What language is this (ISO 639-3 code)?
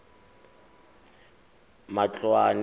tsn